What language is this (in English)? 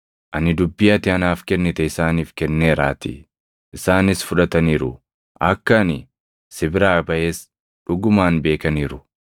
Oromo